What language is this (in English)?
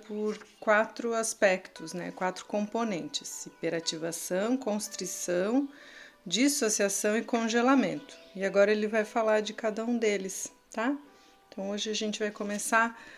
Portuguese